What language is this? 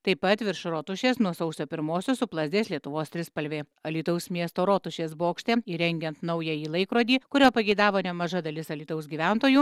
Lithuanian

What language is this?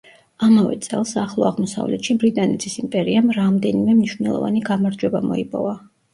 Georgian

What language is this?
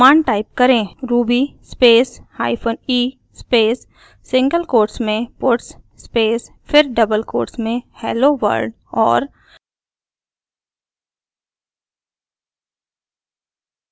Hindi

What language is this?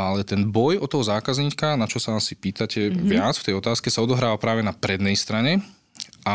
Slovak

